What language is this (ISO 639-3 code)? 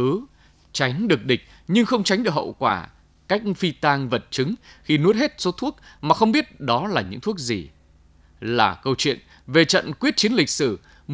vie